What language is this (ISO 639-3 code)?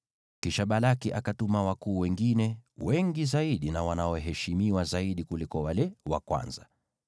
swa